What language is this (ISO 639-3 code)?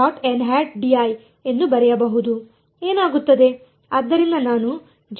kan